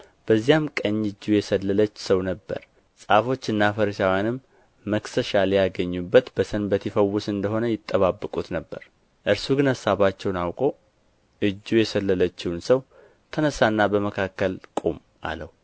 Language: Amharic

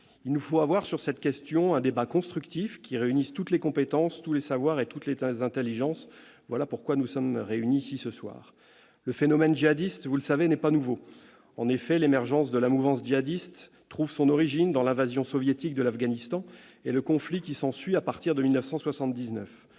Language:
French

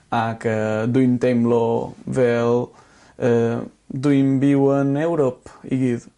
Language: Welsh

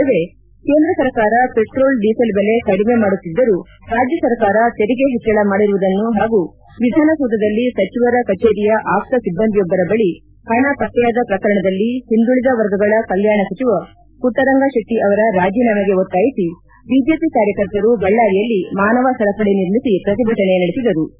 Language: Kannada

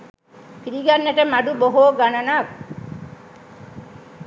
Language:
Sinhala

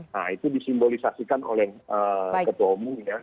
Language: Indonesian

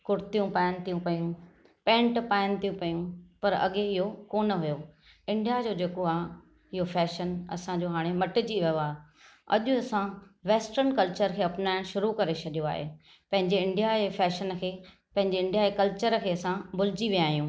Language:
Sindhi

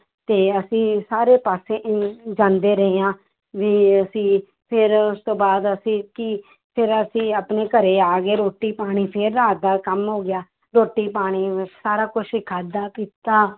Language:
Punjabi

